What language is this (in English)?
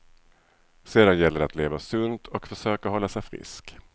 Swedish